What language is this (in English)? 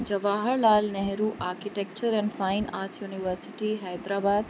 Sindhi